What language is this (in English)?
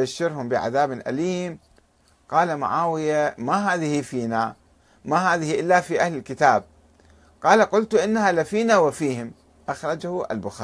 Arabic